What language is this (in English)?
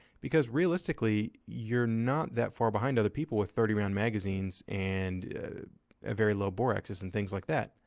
English